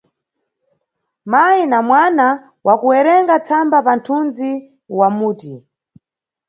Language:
Nyungwe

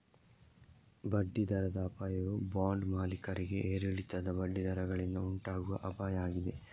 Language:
Kannada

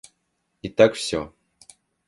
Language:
Russian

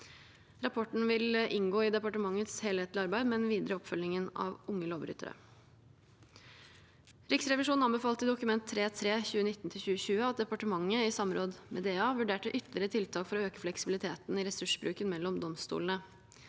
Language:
Norwegian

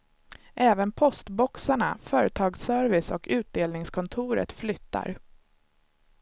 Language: Swedish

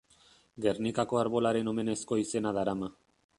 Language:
Basque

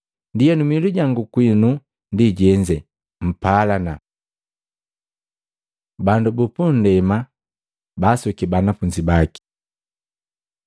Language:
Matengo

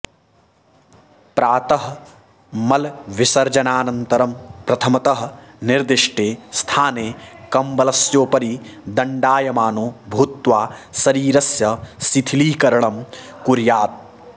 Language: Sanskrit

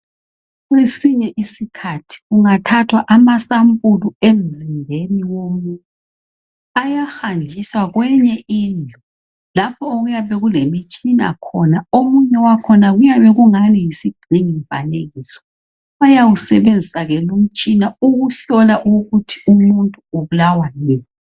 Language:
North Ndebele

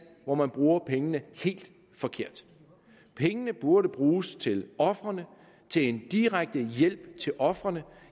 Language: Danish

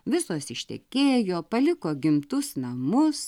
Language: Lithuanian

